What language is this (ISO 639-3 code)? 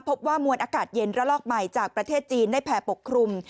tha